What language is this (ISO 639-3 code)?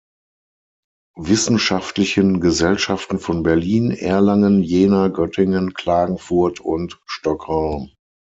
deu